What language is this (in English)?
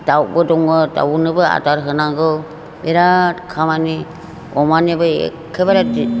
Bodo